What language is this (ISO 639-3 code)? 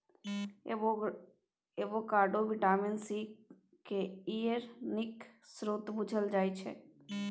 mai